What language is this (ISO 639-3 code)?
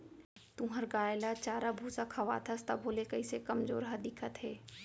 hne